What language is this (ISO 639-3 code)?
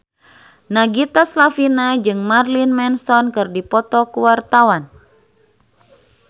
sun